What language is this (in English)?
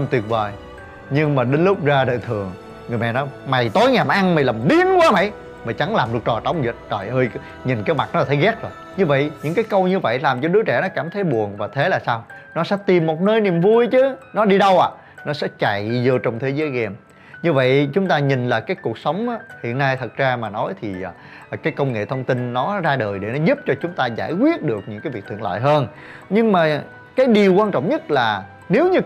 Vietnamese